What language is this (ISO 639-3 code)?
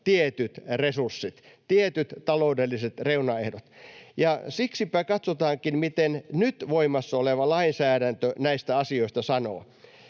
fin